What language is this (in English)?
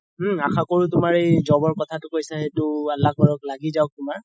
Assamese